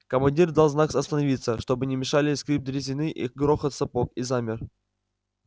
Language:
Russian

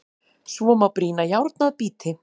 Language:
Icelandic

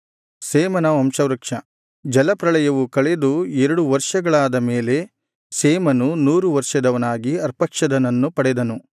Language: Kannada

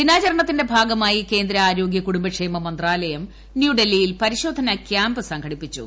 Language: Malayalam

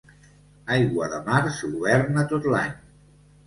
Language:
Catalan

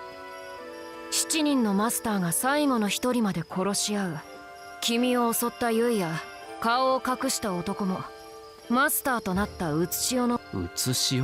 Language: Japanese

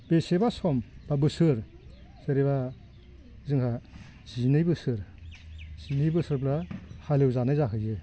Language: Bodo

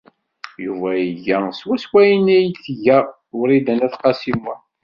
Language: Kabyle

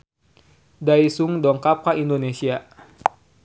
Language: Sundanese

